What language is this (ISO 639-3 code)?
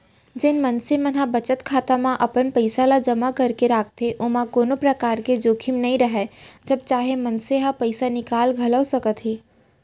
hne